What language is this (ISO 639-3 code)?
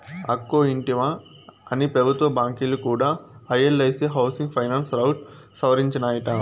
tel